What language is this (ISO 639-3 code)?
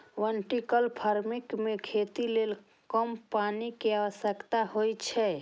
mai